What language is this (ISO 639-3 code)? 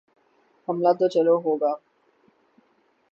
urd